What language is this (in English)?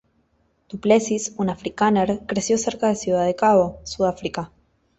Spanish